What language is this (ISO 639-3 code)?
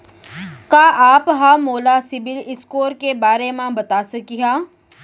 hne